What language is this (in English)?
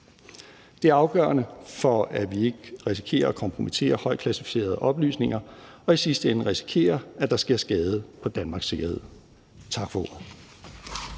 Danish